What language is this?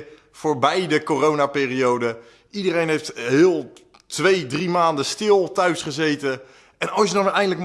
Dutch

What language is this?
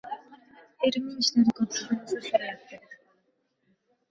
Uzbek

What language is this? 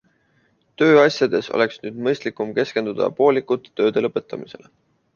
Estonian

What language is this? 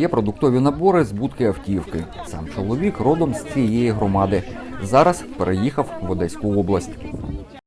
Ukrainian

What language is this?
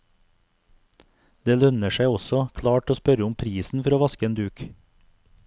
Norwegian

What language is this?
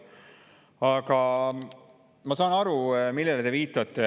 Estonian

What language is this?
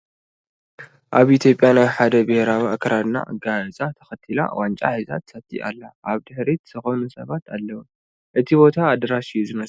Tigrinya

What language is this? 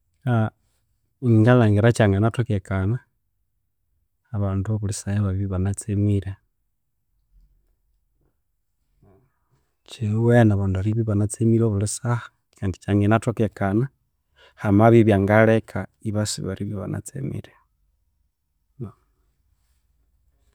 Konzo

